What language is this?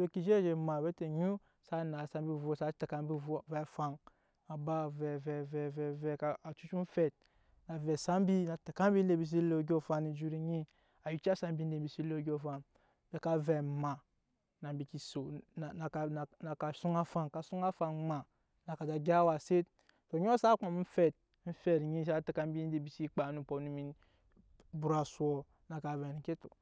Nyankpa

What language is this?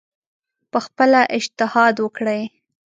Pashto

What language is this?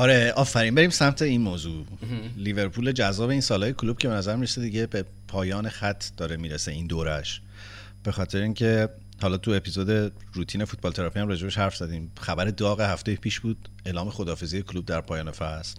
Persian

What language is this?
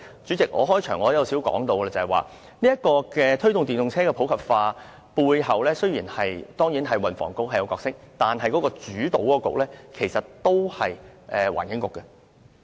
Cantonese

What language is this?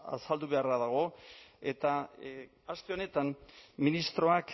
Basque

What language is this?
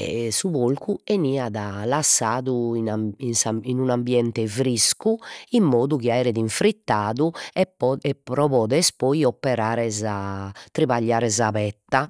Sardinian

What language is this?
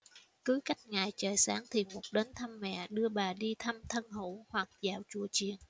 Vietnamese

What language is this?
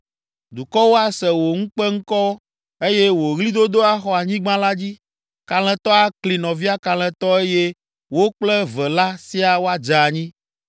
Ewe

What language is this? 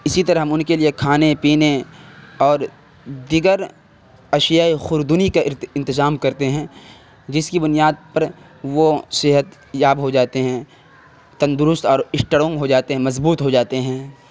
Urdu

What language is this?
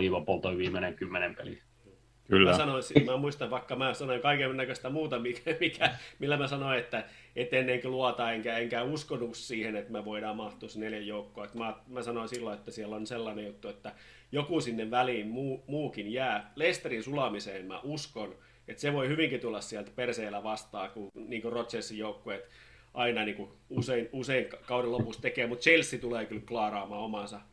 Finnish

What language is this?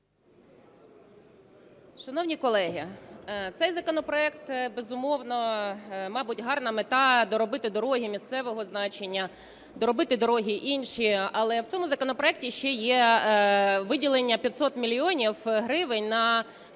Ukrainian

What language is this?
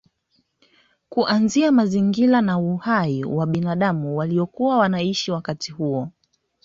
Swahili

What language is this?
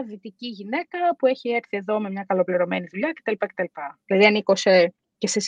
Greek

